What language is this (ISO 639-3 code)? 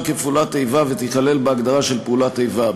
heb